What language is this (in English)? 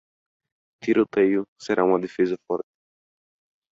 Portuguese